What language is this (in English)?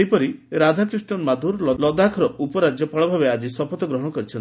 Odia